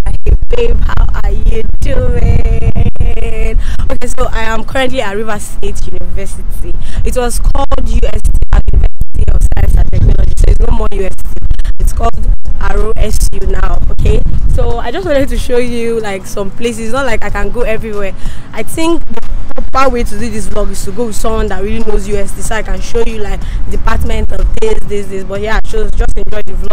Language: English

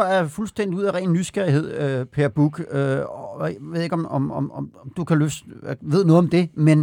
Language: Danish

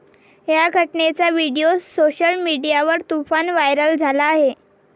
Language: Marathi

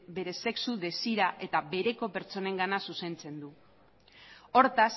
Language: Basque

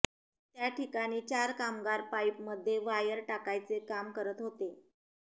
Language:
Marathi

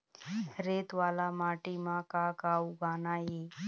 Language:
Chhattisgarhi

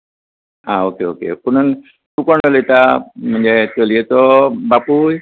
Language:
Konkani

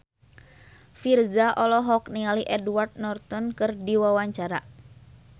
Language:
Sundanese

